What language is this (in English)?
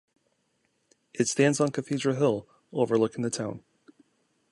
English